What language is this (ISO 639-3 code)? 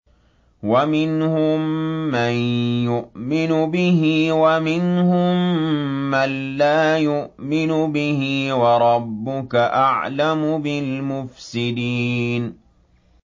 ara